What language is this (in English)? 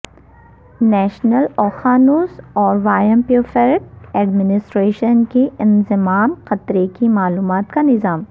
Urdu